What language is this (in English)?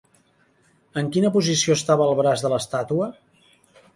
Catalan